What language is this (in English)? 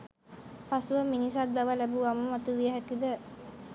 Sinhala